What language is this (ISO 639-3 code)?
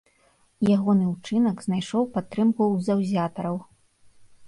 bel